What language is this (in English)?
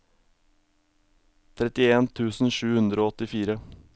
Norwegian